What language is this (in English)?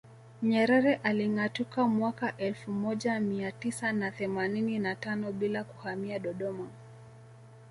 Swahili